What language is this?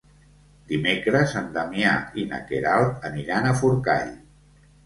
Catalan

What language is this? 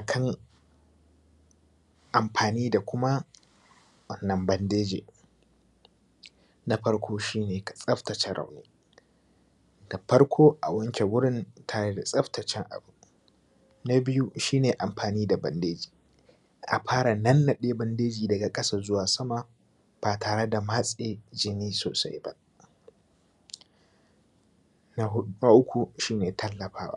Hausa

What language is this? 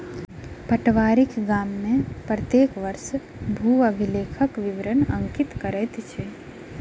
Maithili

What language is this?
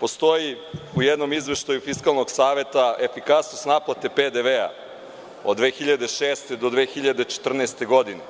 Serbian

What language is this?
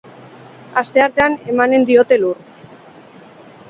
Basque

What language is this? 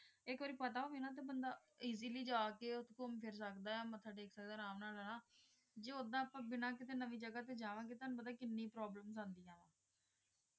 Punjabi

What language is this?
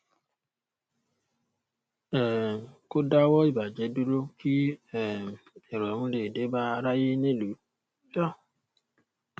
Yoruba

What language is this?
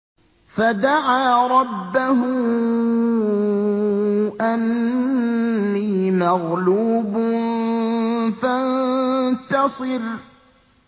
Arabic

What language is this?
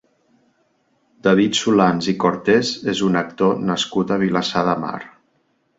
Catalan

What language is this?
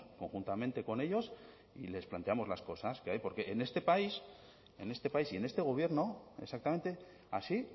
Spanish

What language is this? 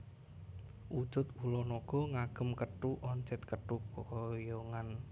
Javanese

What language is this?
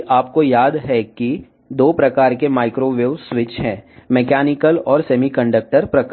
Telugu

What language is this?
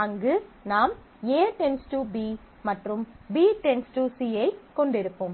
Tamil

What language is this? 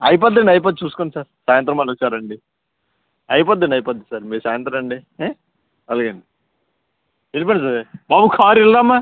Telugu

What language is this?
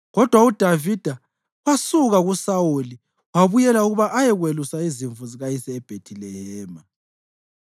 North Ndebele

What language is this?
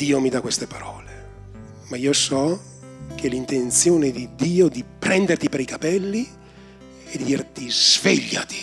Italian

